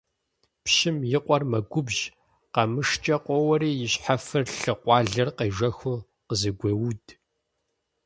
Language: Kabardian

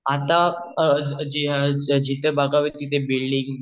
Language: Marathi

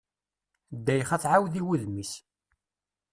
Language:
Kabyle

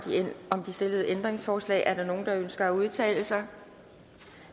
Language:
Danish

